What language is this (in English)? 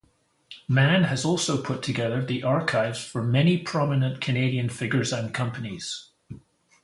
English